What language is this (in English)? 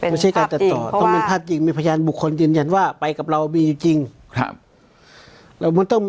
Thai